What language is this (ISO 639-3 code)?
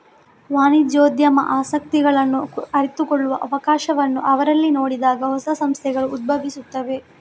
kan